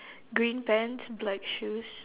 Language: English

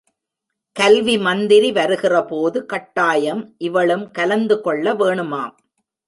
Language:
Tamil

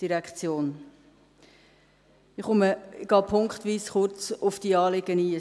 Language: Swiss German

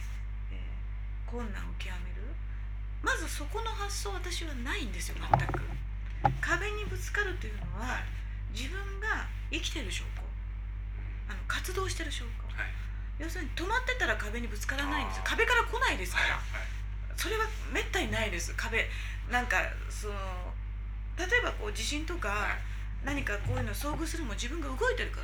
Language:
Japanese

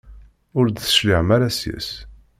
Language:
Kabyle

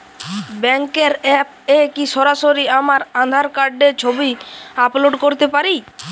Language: Bangla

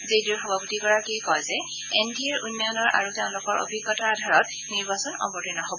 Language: Assamese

